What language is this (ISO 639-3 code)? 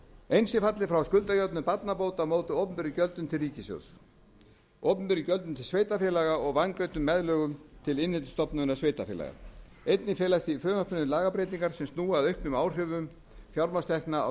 isl